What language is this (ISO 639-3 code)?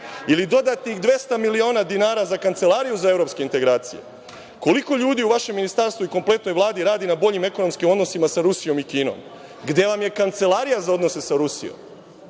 srp